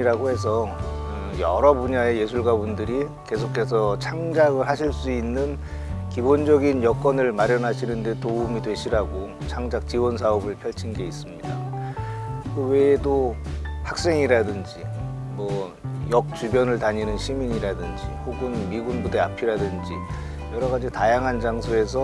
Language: Korean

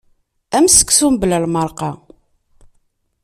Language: Kabyle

